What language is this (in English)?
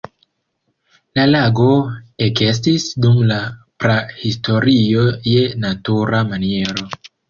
Esperanto